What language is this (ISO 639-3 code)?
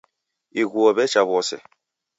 dav